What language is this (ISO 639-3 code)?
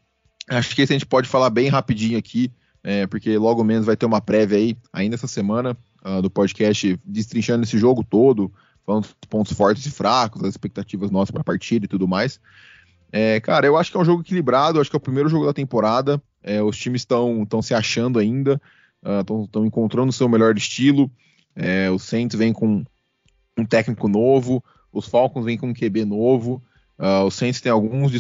por